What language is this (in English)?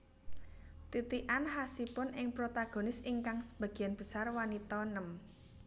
Javanese